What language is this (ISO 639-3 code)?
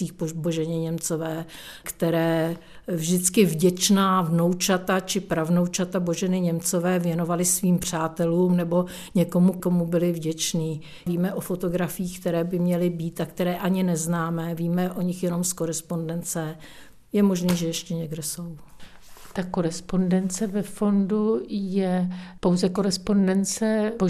ces